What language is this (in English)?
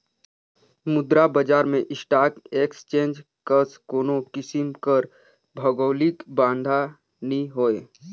Chhattisgarhi